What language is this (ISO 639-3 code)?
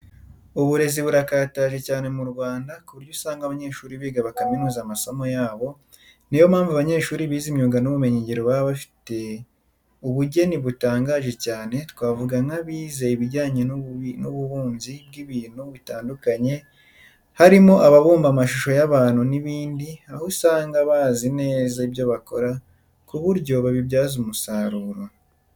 kin